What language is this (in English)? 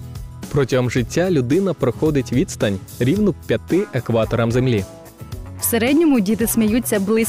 Ukrainian